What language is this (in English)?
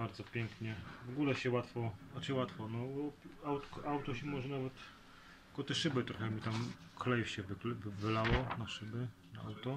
Polish